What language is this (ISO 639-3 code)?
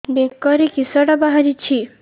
ori